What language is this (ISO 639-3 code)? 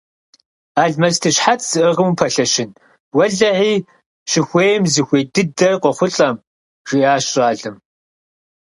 kbd